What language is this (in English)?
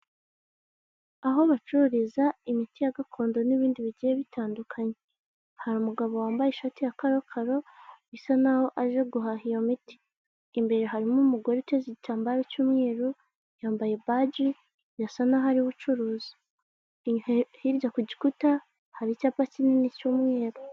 Kinyarwanda